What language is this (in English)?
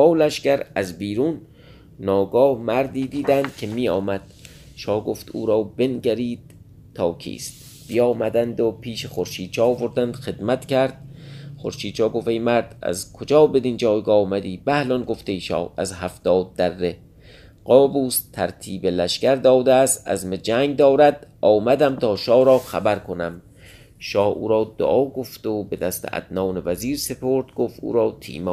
Persian